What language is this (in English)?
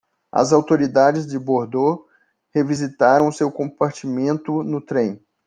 Portuguese